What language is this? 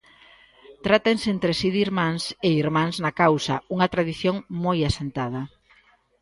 Galician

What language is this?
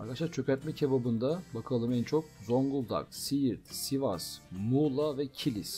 Turkish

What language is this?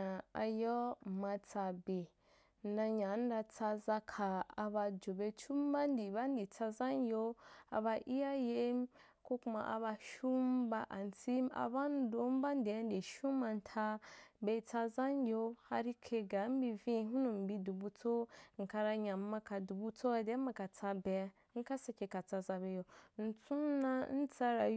Wapan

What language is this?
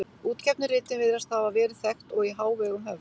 Icelandic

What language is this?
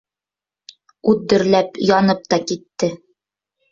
Bashkir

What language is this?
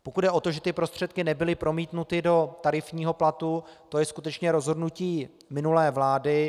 Czech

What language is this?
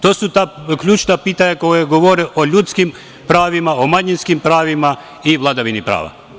Serbian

